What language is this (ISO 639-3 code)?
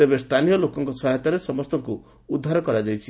ori